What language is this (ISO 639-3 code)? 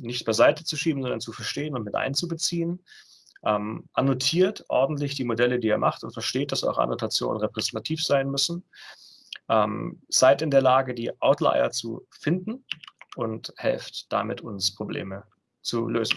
deu